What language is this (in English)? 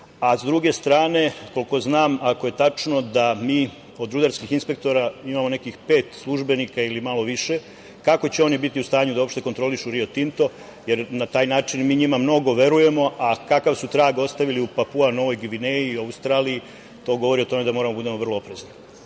Serbian